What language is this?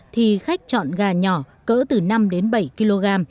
Vietnamese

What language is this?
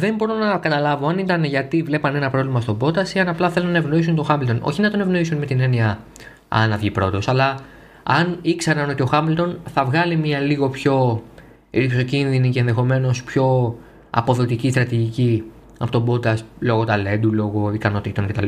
Greek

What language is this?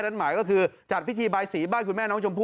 Thai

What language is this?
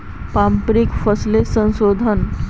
Magahi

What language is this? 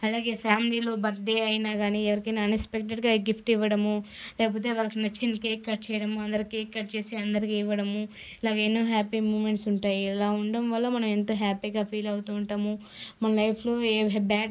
Telugu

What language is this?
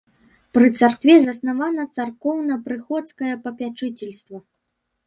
Belarusian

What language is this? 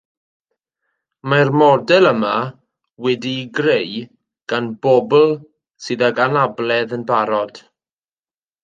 Welsh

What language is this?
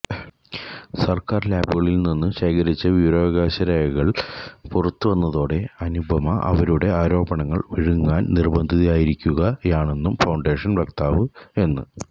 Malayalam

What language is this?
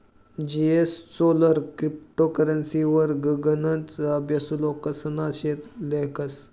Marathi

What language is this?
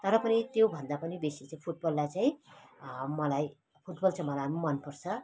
Nepali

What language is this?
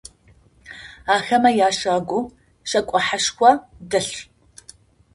Adyghe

